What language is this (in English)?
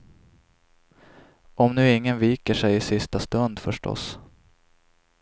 Swedish